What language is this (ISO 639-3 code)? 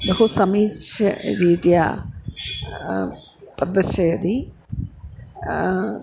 san